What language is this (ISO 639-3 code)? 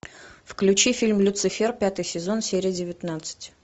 rus